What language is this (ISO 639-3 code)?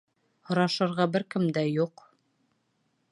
bak